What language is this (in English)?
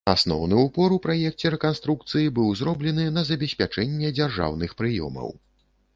Belarusian